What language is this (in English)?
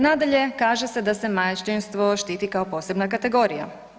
Croatian